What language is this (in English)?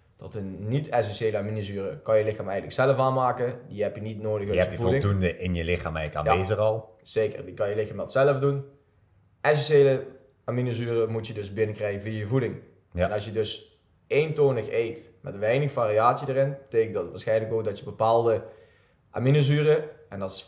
Dutch